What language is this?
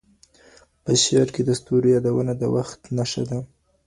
Pashto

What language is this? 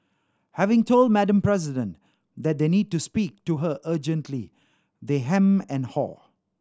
English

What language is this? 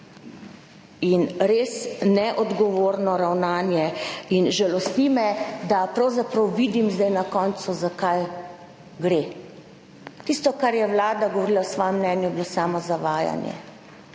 Slovenian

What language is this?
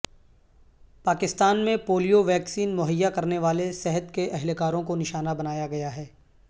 Urdu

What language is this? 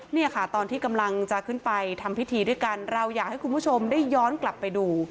Thai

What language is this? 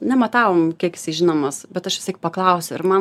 Lithuanian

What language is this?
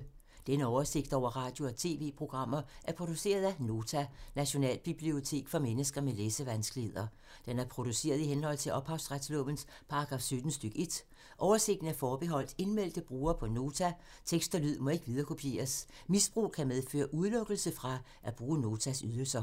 Danish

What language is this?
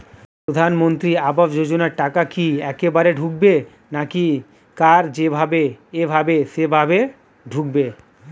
Bangla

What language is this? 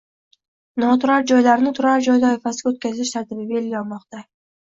Uzbek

